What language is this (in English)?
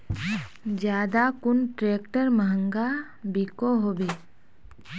Magahi